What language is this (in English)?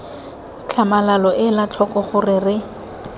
Tswana